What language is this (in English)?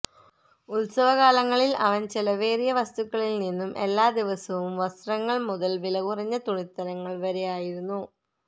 Malayalam